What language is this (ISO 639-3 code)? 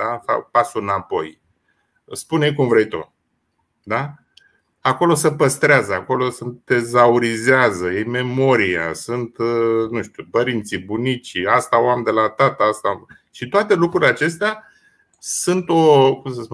ron